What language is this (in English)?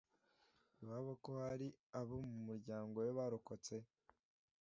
Kinyarwanda